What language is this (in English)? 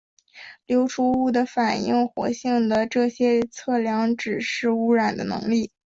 Chinese